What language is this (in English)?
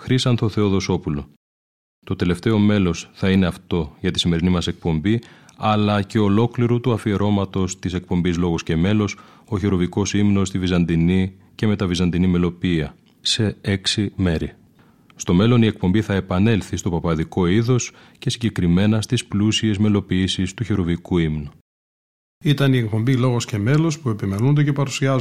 Greek